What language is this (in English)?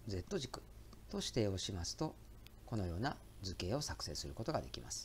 Japanese